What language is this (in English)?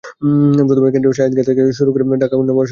Bangla